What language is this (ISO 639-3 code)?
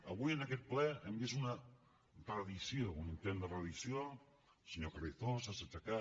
cat